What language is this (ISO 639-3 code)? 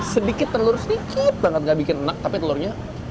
ind